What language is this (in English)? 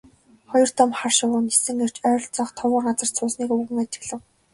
Mongolian